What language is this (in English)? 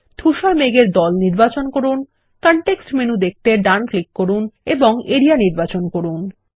Bangla